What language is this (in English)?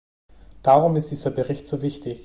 German